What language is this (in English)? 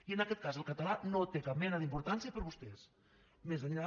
Catalan